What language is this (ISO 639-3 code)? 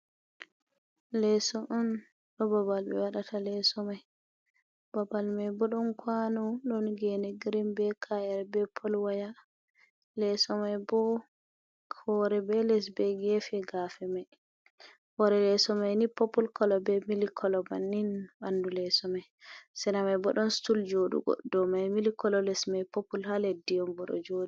ful